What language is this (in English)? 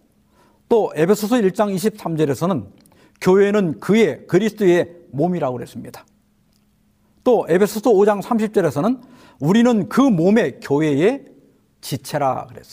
Korean